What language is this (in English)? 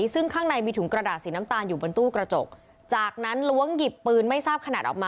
Thai